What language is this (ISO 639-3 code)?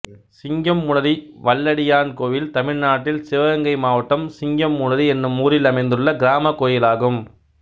tam